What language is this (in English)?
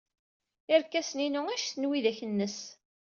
Kabyle